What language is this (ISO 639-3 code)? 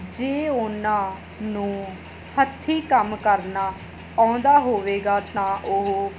pan